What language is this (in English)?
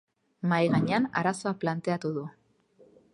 Basque